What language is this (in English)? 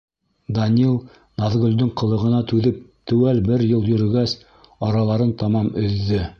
Bashkir